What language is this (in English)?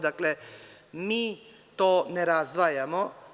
Serbian